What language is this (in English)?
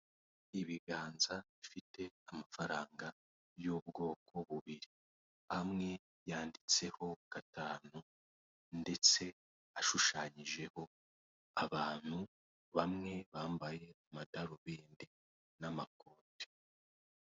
Kinyarwanda